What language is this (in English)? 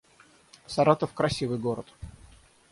Russian